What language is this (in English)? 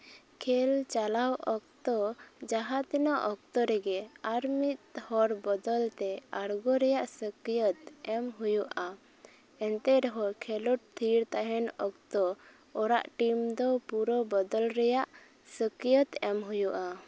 Santali